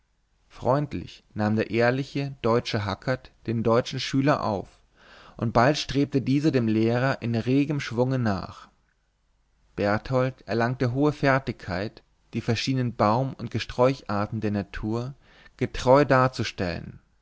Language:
German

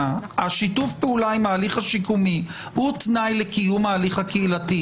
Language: Hebrew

